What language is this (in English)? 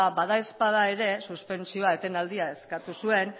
Basque